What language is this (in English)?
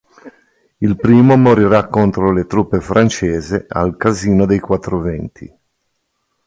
Italian